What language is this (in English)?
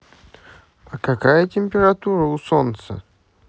Russian